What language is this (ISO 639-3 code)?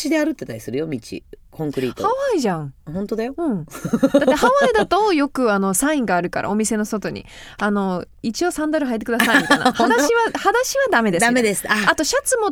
jpn